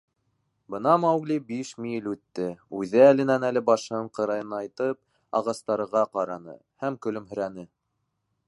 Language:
Bashkir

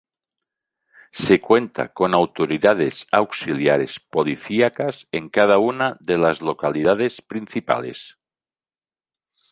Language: Spanish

